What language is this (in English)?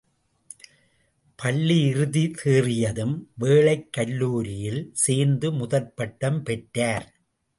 Tamil